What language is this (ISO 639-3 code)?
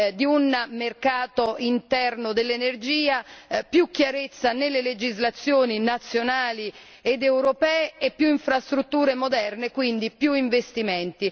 ita